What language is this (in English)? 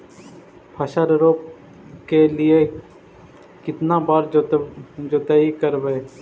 Magahi